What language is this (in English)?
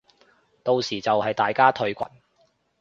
Cantonese